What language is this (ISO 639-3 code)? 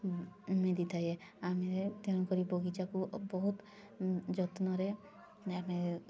ori